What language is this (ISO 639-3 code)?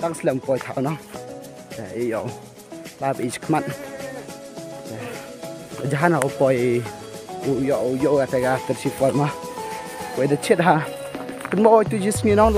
tha